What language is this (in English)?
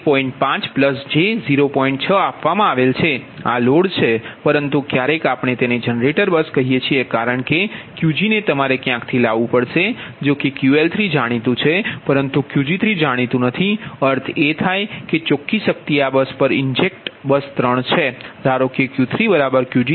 Gujarati